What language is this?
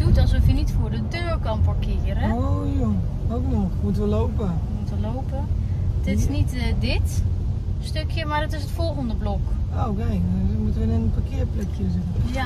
Dutch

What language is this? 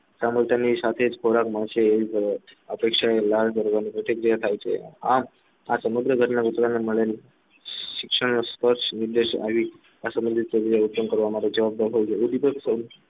Gujarati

